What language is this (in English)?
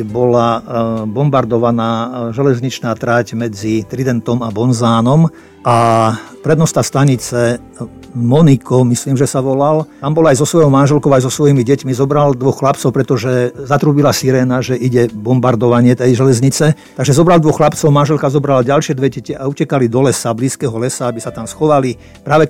Slovak